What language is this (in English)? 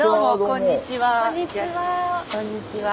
Japanese